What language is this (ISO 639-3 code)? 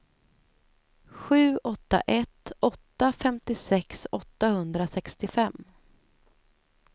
swe